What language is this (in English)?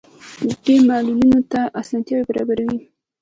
Pashto